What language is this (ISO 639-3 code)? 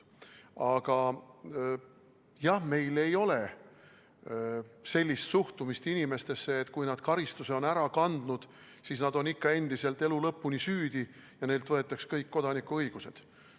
est